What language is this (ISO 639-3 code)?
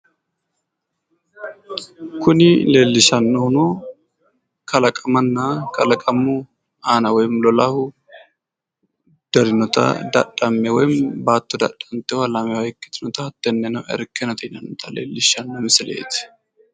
sid